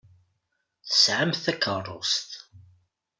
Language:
Kabyle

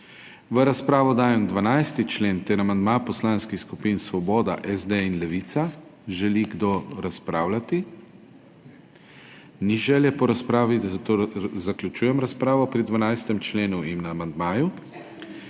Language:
Slovenian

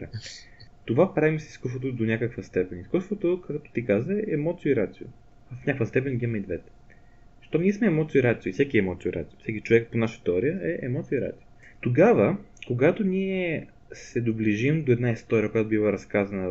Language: Bulgarian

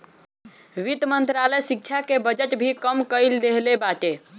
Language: Bhojpuri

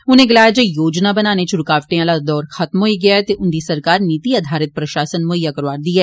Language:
Dogri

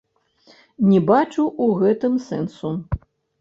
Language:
Belarusian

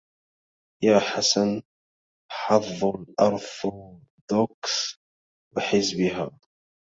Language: Arabic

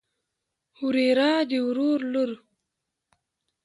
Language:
Pashto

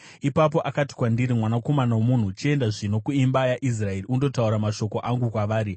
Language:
Shona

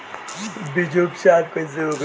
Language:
Bhojpuri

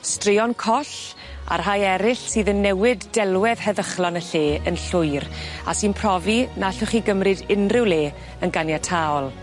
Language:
Welsh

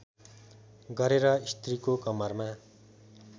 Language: Nepali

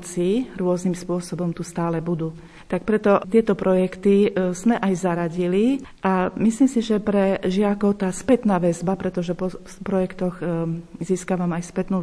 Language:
Slovak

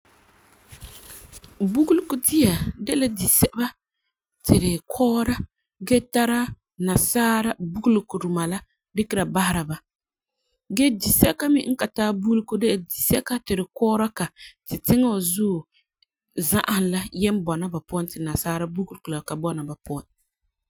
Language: Frafra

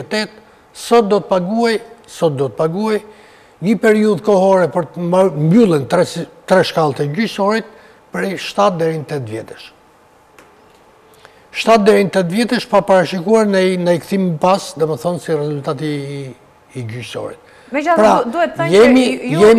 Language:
Romanian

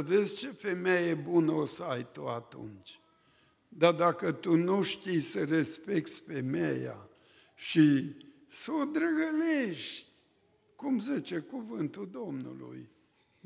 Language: Romanian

